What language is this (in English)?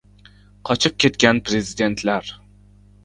Uzbek